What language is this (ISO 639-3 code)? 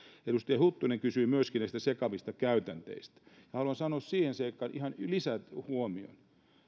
fin